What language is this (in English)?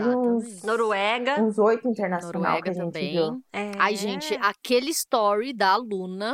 Portuguese